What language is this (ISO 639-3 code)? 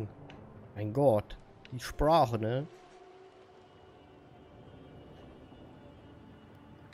deu